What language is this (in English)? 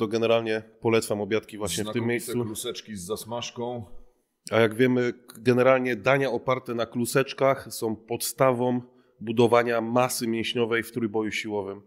Polish